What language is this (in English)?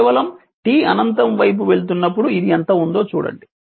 Telugu